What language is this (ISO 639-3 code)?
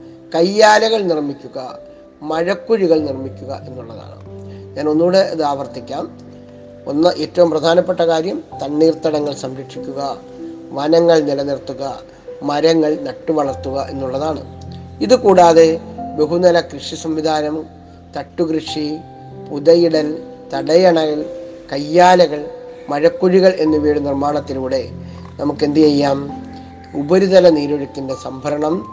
mal